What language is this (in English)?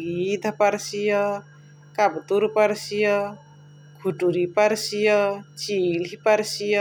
Chitwania Tharu